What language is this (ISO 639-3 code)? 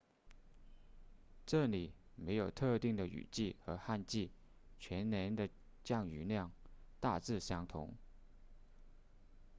zho